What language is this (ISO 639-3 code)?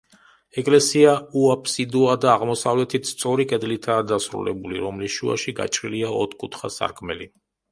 kat